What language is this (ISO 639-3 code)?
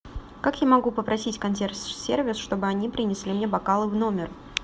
rus